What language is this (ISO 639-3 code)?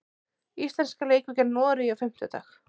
isl